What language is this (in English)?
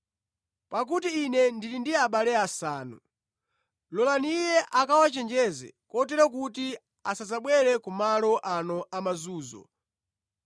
Nyanja